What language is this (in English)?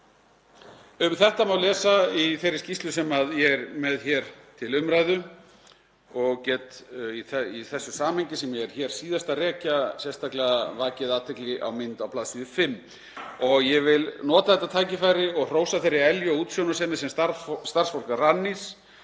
Icelandic